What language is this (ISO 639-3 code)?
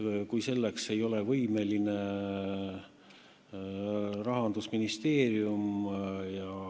est